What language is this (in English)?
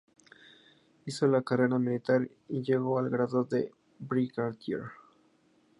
Spanish